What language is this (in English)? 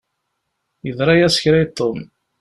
Kabyle